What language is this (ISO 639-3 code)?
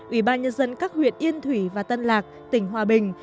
vie